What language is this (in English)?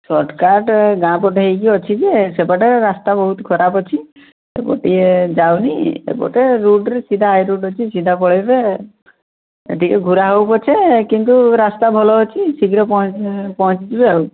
Odia